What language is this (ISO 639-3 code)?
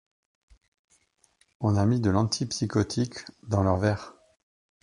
fra